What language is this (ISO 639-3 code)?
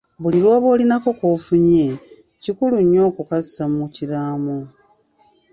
lug